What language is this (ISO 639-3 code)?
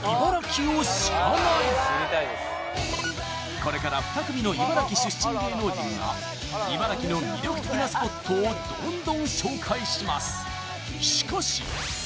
jpn